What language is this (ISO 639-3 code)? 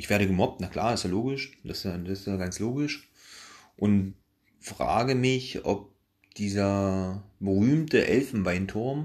deu